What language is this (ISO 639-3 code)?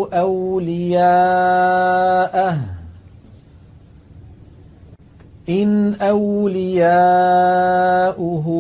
ara